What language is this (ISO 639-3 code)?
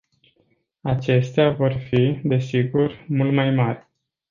ron